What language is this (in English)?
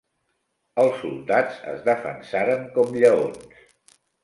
Catalan